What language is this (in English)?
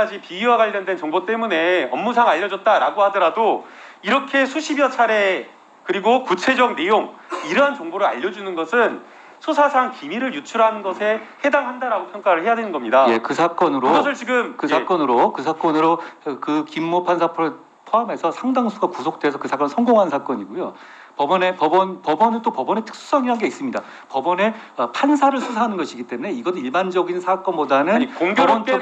Korean